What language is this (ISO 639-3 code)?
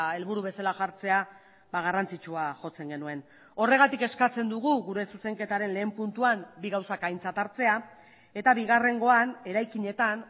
eus